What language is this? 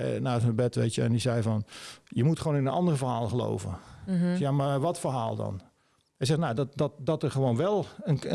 Dutch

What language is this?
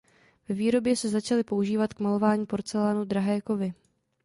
Czech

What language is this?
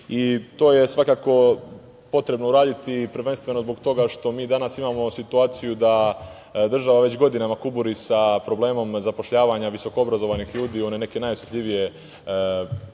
Serbian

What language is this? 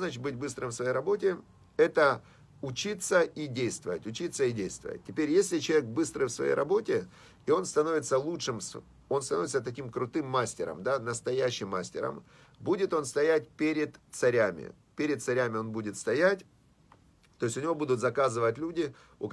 Russian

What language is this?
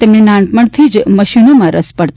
Gujarati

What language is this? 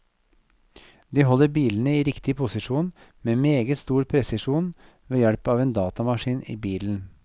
Norwegian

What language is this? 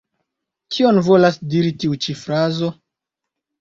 Esperanto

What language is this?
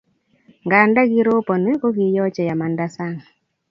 Kalenjin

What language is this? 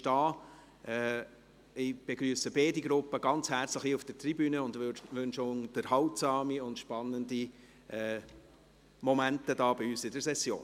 Swiss German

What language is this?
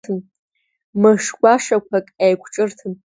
Abkhazian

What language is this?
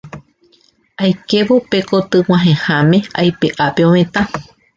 Guarani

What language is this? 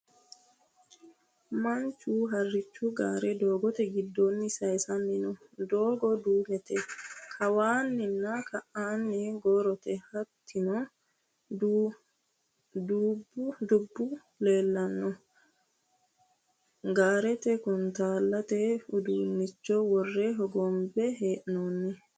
Sidamo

